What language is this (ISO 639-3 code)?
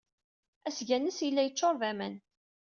kab